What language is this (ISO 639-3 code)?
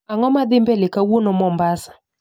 luo